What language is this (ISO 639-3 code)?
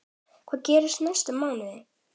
isl